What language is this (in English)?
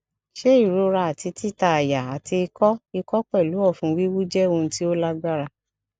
Yoruba